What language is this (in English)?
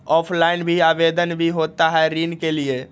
Magahi